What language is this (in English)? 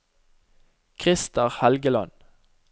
Norwegian